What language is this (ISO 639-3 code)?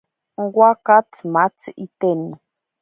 prq